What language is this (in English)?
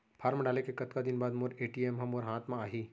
Chhattisgarhi